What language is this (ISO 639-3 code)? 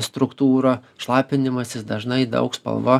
lit